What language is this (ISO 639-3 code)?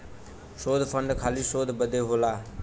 bho